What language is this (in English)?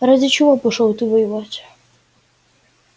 Russian